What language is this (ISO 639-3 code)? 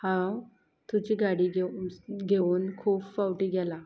kok